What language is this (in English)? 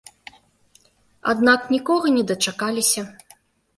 Belarusian